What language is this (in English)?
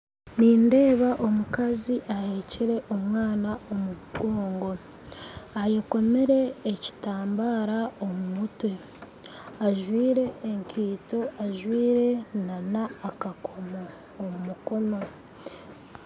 Nyankole